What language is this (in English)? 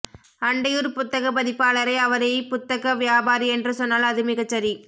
Tamil